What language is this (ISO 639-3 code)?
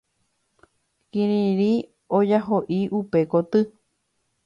grn